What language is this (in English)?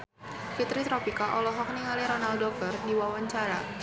Sundanese